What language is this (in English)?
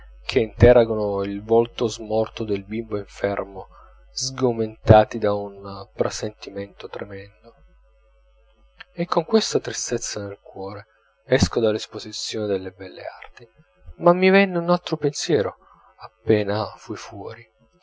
Italian